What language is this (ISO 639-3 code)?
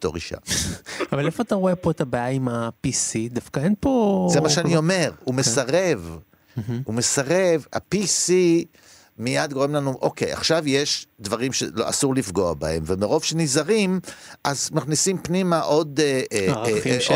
heb